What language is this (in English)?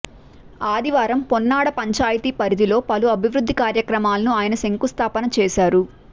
Telugu